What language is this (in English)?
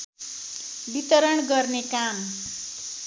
Nepali